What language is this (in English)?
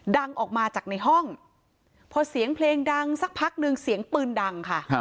Thai